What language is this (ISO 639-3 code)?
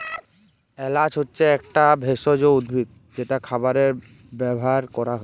ben